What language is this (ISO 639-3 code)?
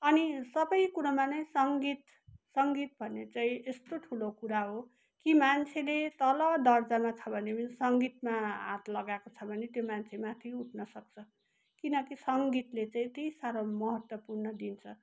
nep